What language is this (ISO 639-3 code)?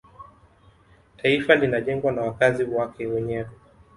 swa